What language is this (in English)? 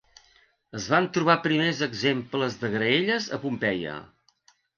Catalan